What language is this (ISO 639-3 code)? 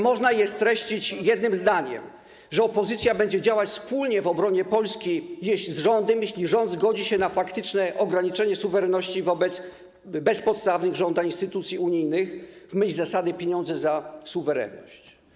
pol